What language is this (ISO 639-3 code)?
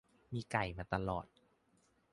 tha